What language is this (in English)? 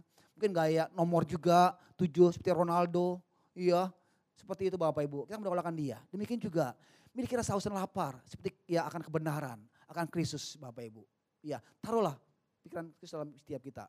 Indonesian